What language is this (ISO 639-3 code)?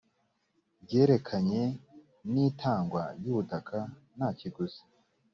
kin